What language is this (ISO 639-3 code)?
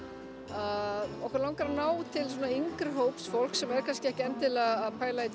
isl